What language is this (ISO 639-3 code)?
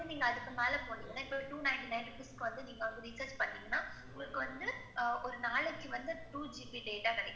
tam